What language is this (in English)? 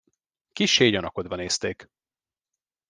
Hungarian